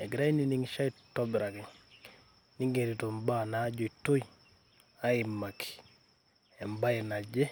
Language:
Masai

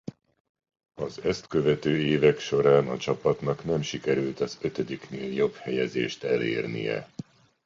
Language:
Hungarian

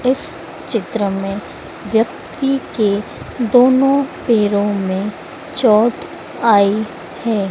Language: Hindi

